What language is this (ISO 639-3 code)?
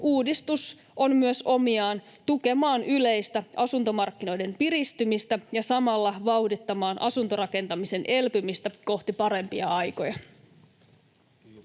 fin